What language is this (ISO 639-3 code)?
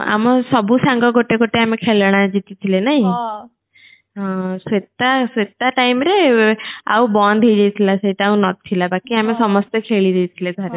ori